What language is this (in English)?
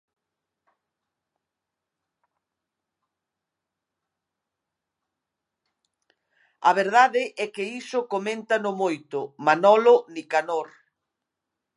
Galician